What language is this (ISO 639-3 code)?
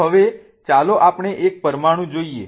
guj